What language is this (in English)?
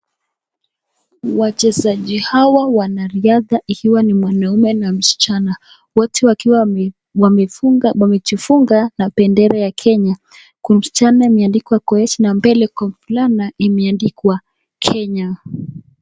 Swahili